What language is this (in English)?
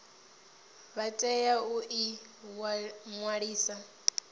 Venda